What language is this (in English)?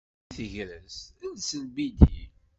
Kabyle